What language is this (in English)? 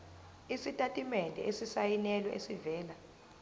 Zulu